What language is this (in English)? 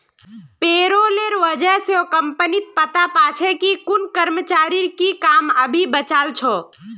Magahi